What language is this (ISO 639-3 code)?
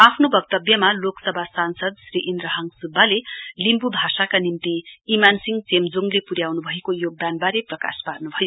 nep